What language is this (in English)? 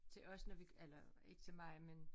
Danish